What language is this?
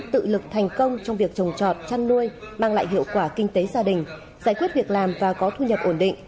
Vietnamese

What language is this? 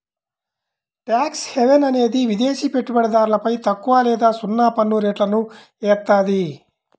Telugu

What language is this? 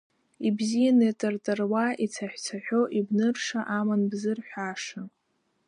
Abkhazian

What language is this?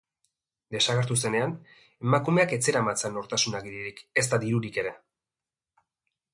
Basque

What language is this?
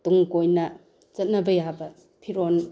Manipuri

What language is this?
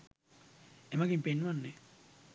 Sinhala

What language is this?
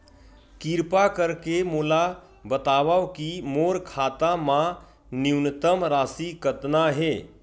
Chhattisgarhi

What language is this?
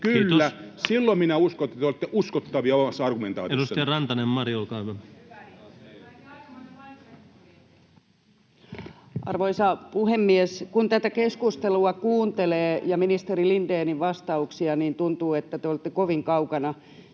Finnish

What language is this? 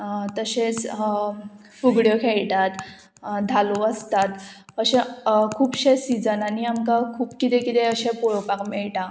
Konkani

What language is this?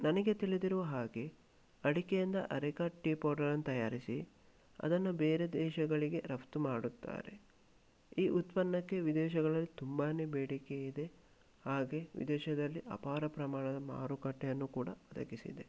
Kannada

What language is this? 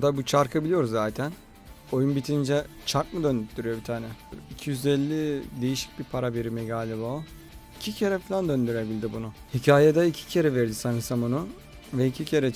Turkish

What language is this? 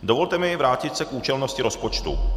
Czech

